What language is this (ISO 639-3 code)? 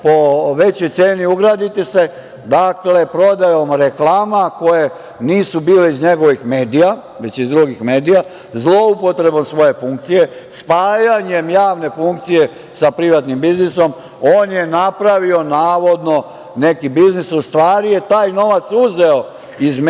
srp